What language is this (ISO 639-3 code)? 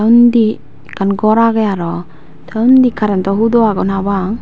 ccp